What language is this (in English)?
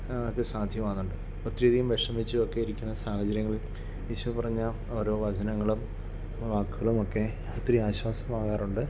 Malayalam